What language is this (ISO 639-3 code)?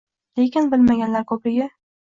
uzb